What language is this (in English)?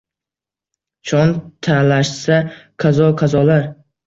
Uzbek